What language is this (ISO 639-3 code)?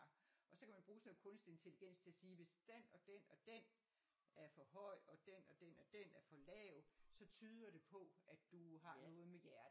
dan